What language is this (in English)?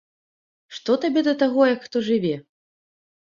Belarusian